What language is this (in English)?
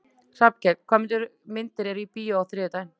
Icelandic